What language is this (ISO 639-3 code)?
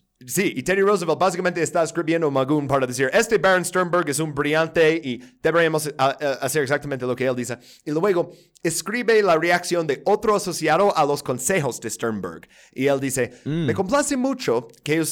spa